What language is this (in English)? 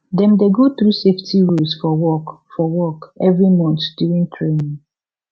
Nigerian Pidgin